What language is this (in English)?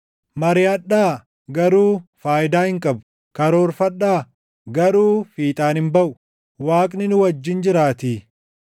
Oromo